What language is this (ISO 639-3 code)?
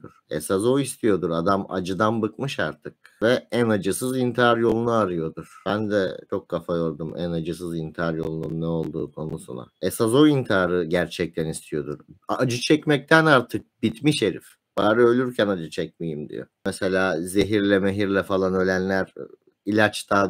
tur